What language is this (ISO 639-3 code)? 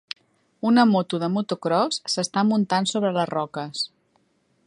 cat